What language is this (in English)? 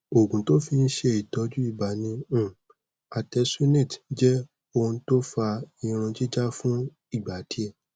Yoruba